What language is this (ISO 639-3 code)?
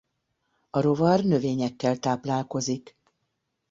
hun